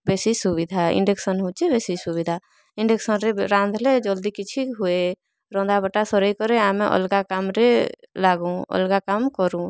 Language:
Odia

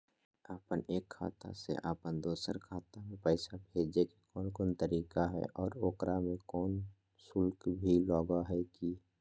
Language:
Magahi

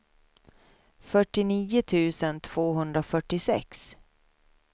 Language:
Swedish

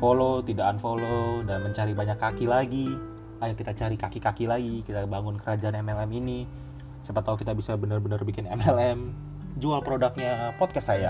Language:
Indonesian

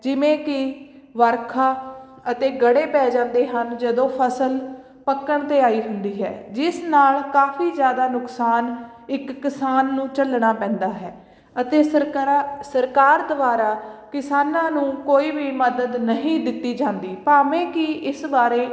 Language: Punjabi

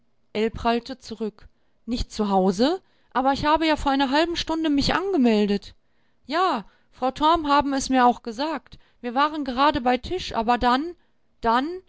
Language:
German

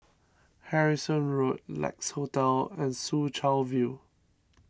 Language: English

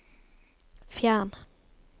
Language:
Norwegian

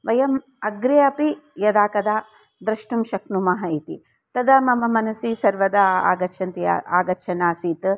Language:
Sanskrit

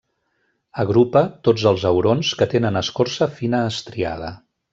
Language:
Catalan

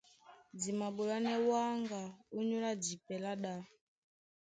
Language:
Duala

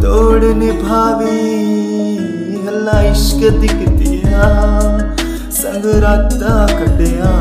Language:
Hindi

